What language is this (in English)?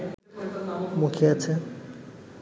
Bangla